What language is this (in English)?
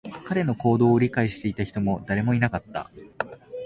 Japanese